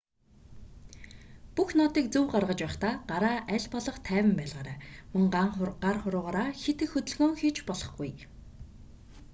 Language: Mongolian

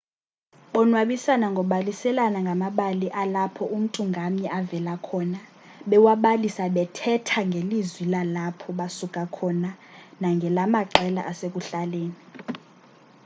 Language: Xhosa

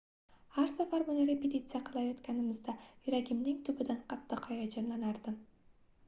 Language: Uzbek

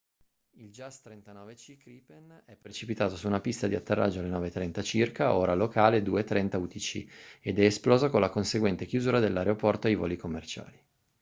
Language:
Italian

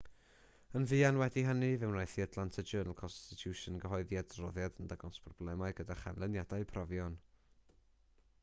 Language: Welsh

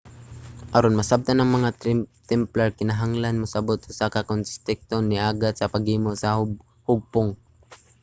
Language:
Cebuano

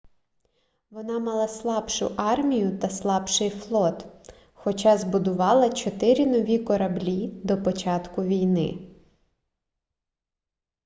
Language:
Ukrainian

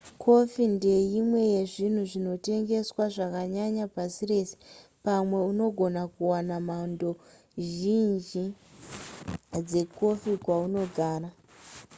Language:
Shona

